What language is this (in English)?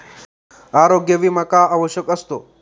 Marathi